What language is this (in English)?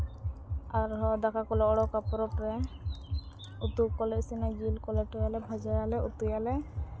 Santali